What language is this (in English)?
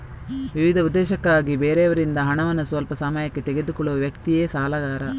Kannada